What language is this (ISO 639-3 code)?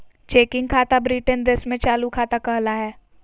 mag